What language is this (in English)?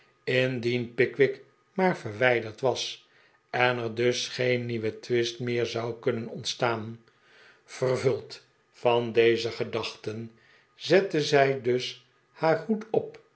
Dutch